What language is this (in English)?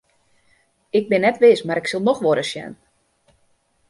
Western Frisian